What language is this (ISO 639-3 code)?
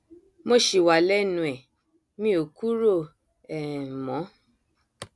yor